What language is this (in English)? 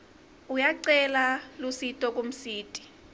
Swati